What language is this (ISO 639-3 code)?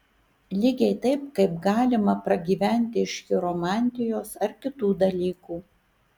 lit